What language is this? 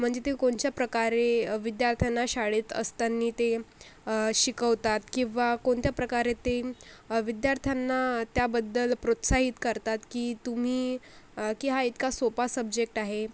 Marathi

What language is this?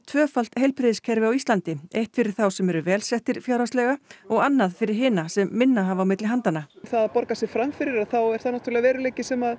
Icelandic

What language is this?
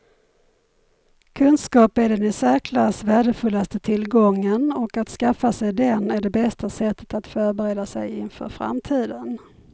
Swedish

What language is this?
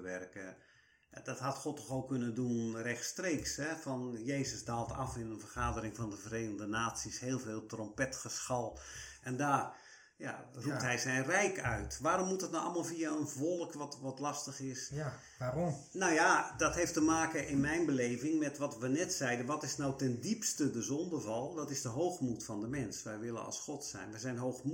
Dutch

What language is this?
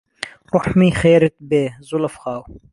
Central Kurdish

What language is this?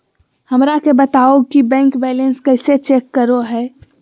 Magahi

